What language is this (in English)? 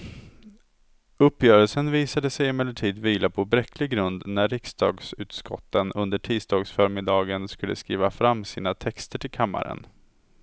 Swedish